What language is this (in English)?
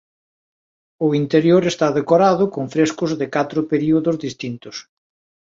Galician